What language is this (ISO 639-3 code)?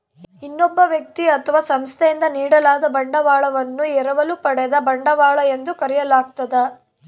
kan